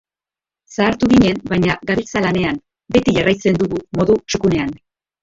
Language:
Basque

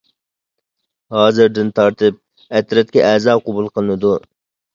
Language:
Uyghur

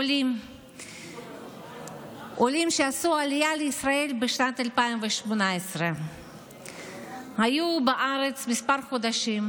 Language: Hebrew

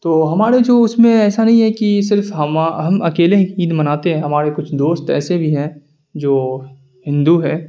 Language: Urdu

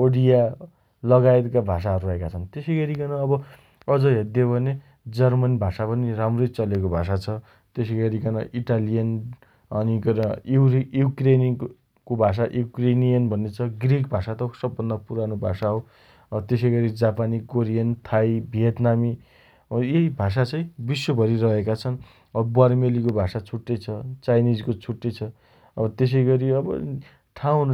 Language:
Dotyali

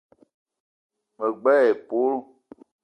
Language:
Eton (Cameroon)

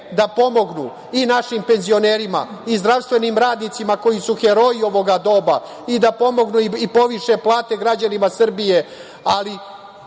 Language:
Serbian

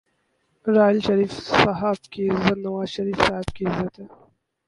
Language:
Urdu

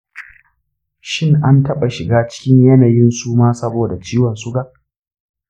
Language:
Hausa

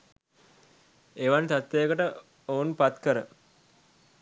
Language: Sinhala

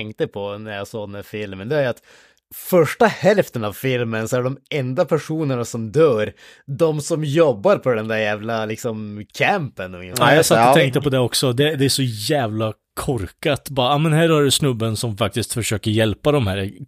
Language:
Swedish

